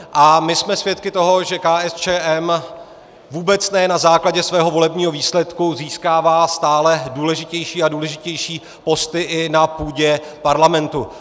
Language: Czech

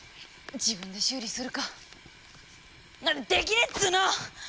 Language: Japanese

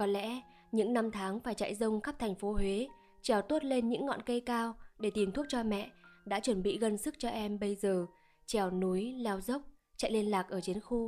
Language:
Vietnamese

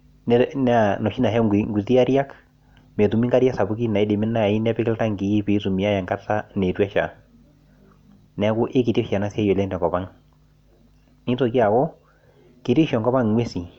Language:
Masai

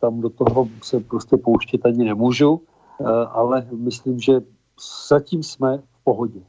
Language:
Czech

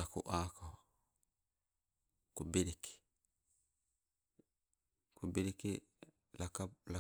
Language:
Sibe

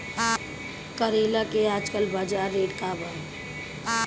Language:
Bhojpuri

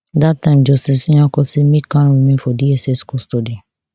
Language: Nigerian Pidgin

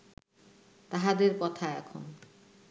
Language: Bangla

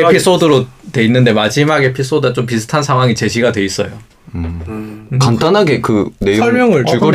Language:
Korean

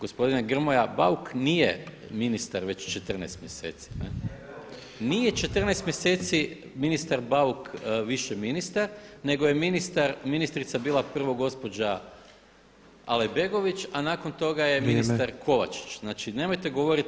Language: Croatian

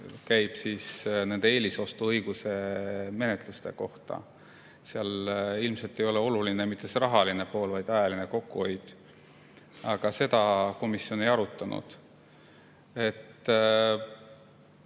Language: Estonian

